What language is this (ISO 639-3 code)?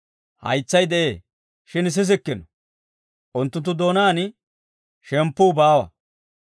dwr